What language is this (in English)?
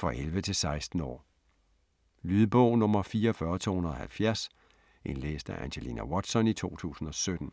Danish